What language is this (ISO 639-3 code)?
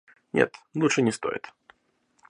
rus